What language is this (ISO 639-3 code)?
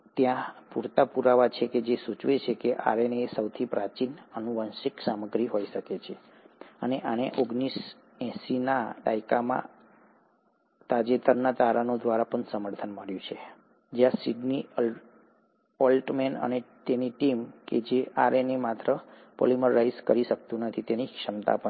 guj